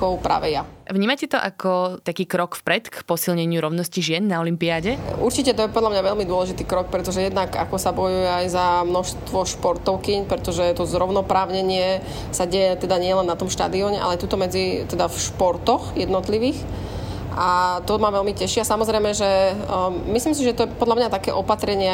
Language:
Slovak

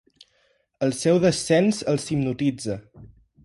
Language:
Catalan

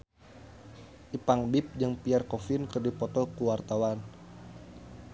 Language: Sundanese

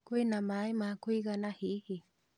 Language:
Kikuyu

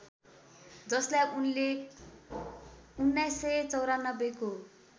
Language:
Nepali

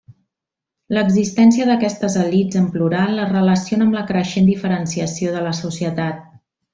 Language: Catalan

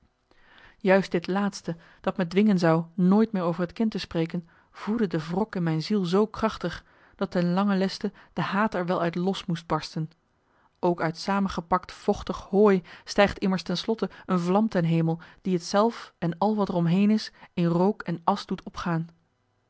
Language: Dutch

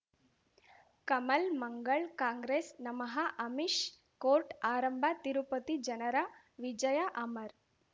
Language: Kannada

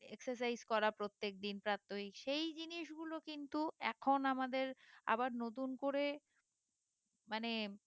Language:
Bangla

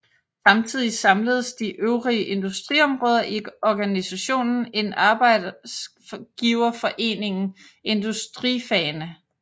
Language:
Danish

